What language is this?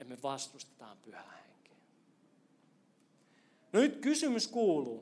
Finnish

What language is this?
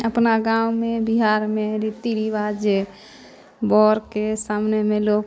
Maithili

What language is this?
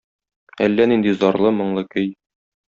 Tatar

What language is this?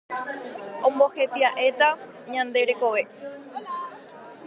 Guarani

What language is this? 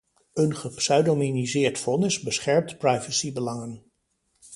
Dutch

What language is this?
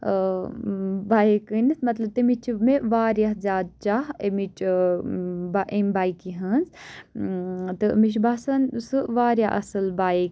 Kashmiri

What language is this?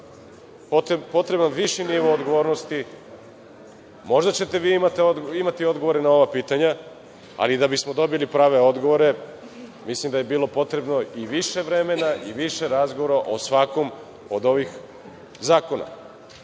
Serbian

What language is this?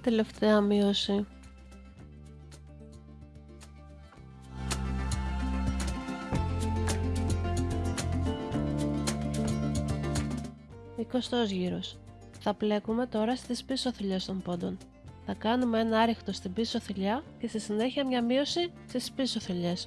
Greek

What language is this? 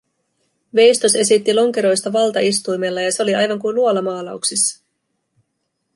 Finnish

